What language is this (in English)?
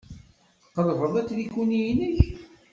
Kabyle